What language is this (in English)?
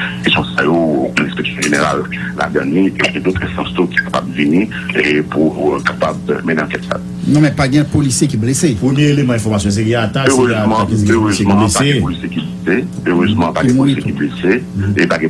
French